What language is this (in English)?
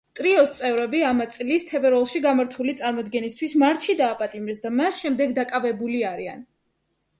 Georgian